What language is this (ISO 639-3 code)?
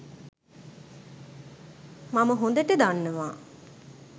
sin